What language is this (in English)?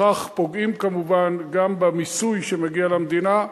Hebrew